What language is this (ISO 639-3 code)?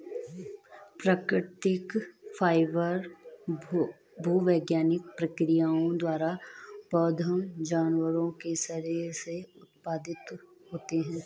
hin